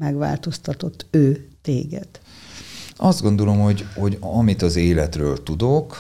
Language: Hungarian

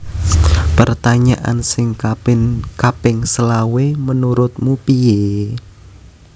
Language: Javanese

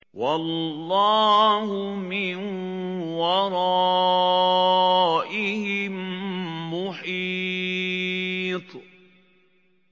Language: Arabic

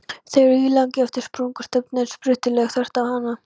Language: Icelandic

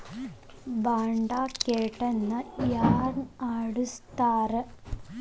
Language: Kannada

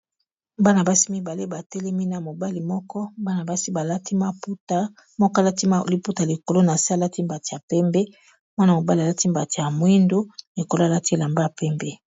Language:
Lingala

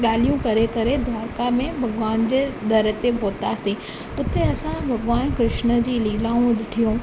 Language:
Sindhi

